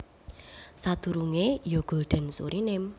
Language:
Javanese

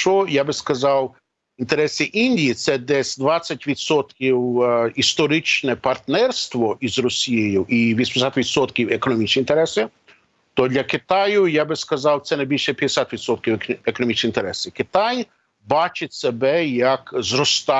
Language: Ukrainian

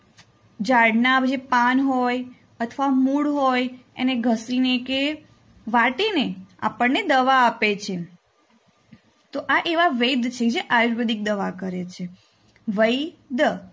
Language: Gujarati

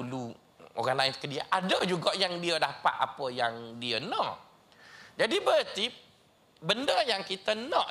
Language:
Malay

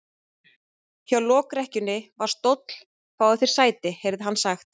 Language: Icelandic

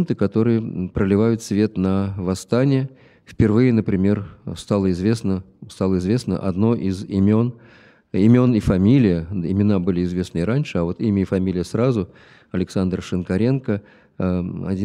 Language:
Russian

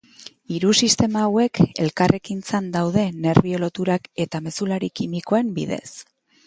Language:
Basque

